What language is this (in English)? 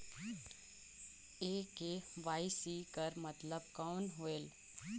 Chhattisgarhi